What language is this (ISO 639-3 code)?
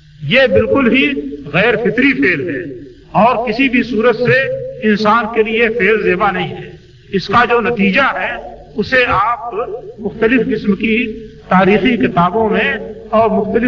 urd